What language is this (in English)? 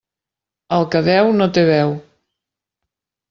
Catalan